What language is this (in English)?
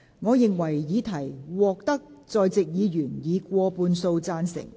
Cantonese